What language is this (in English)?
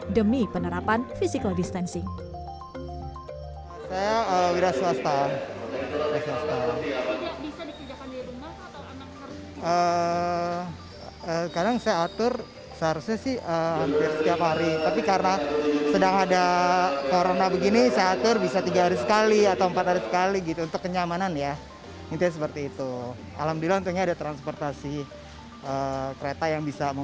Indonesian